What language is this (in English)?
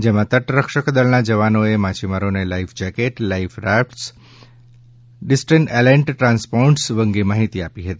Gujarati